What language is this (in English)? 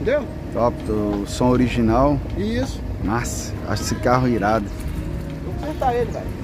Portuguese